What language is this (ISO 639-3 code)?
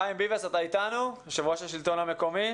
heb